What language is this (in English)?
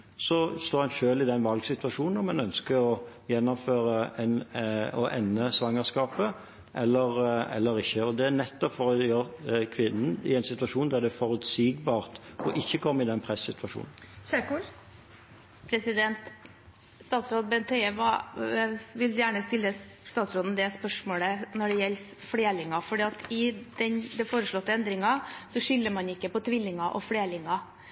Norwegian